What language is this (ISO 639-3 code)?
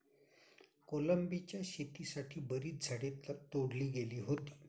mar